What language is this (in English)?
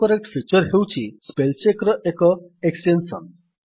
Odia